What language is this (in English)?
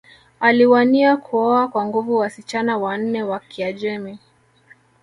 Swahili